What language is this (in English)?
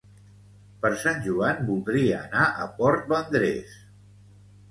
Catalan